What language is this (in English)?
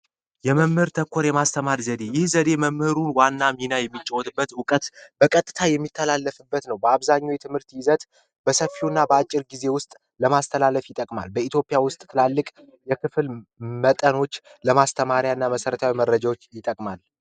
Amharic